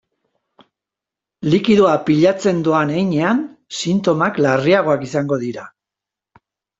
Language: Basque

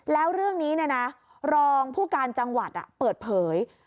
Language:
Thai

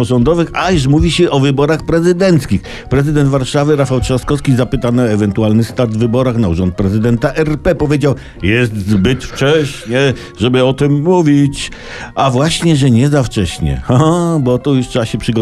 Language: Polish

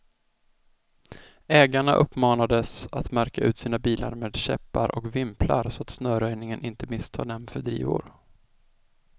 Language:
Swedish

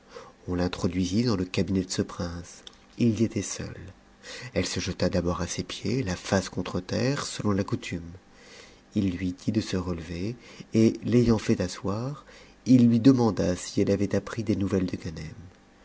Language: French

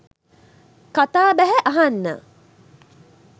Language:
Sinhala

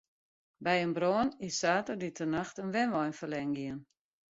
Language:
Western Frisian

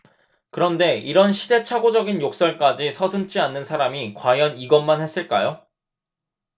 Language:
Korean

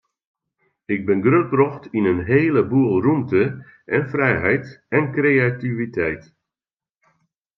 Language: Western Frisian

